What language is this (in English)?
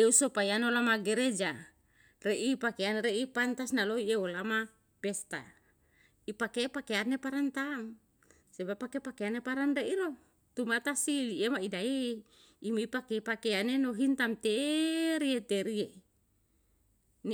Yalahatan